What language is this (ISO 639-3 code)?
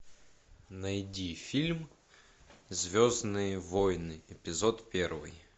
rus